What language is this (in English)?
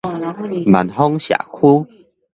Min Nan Chinese